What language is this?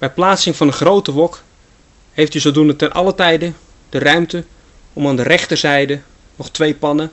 Dutch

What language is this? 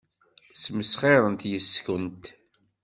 Kabyle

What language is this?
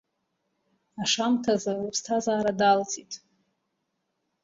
Abkhazian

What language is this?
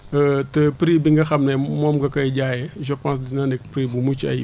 Wolof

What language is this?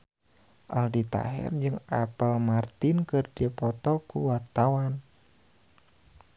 Sundanese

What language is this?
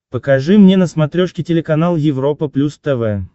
Russian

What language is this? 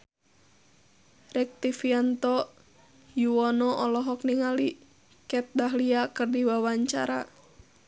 Sundanese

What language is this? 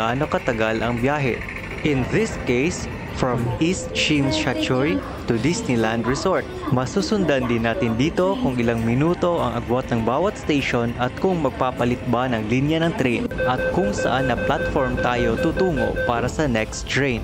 Filipino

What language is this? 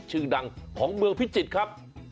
Thai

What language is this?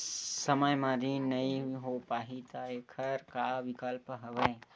Chhattisgarhi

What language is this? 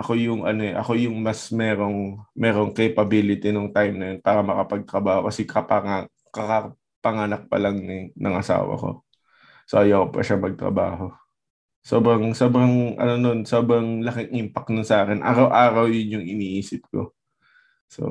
Filipino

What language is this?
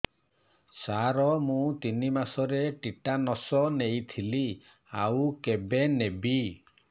Odia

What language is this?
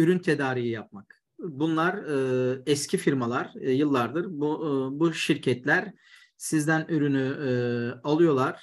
Turkish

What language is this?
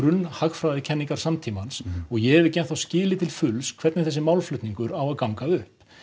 Icelandic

